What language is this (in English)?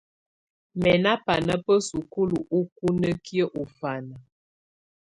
Tunen